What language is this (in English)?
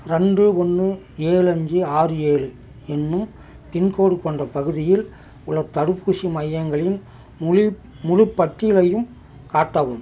Tamil